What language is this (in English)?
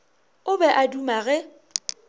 Northern Sotho